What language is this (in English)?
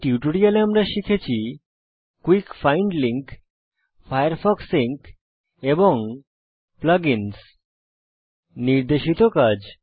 Bangla